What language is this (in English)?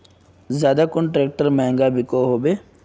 Magahi